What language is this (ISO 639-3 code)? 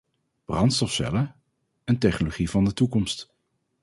nld